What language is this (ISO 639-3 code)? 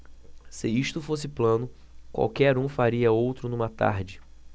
por